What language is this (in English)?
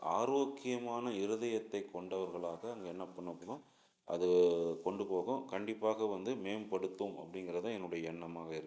Tamil